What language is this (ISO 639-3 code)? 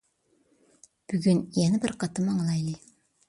uig